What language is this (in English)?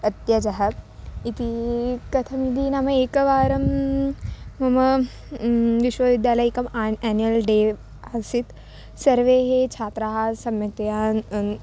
Sanskrit